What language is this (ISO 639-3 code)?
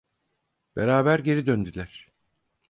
tur